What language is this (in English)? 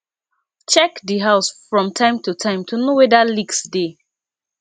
Nigerian Pidgin